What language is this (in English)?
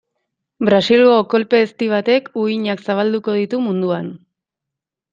Basque